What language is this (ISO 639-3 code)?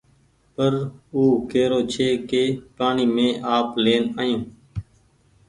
gig